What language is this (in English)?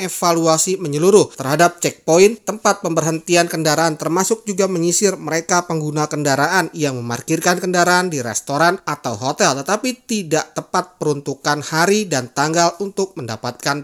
Indonesian